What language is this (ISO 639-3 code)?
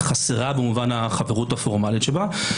heb